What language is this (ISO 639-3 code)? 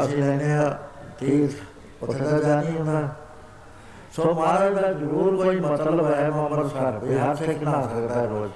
pan